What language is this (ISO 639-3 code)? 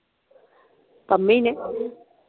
pan